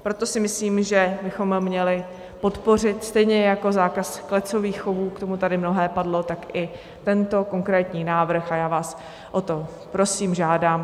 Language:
Czech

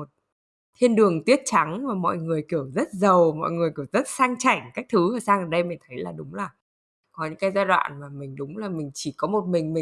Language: Vietnamese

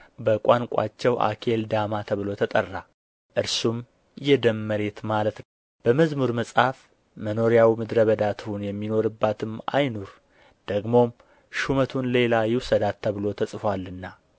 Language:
Amharic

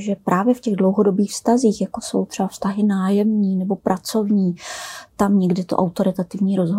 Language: Czech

